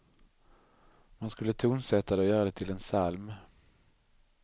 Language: Swedish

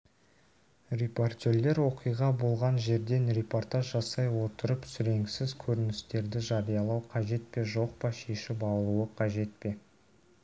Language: Kazakh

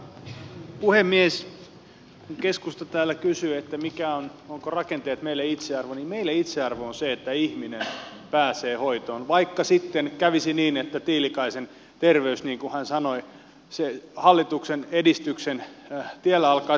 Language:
Finnish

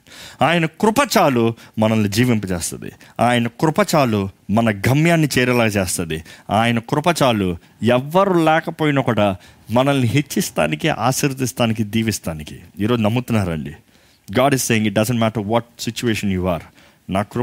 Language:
Telugu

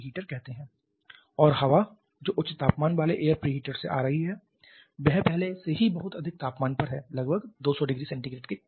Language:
Hindi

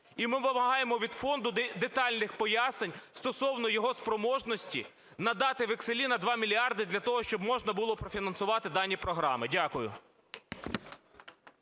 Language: Ukrainian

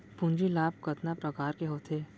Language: Chhattisgarhi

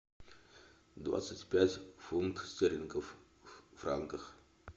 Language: Russian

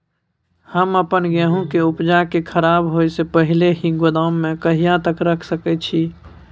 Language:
Maithili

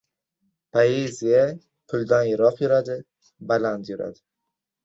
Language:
Uzbek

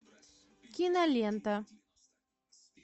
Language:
Russian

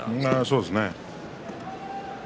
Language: Japanese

